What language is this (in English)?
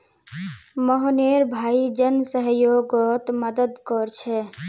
Magahi